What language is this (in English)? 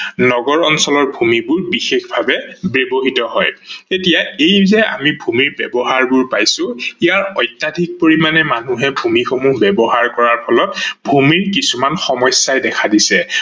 Assamese